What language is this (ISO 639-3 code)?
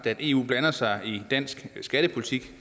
dan